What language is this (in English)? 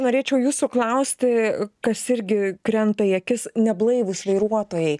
Lithuanian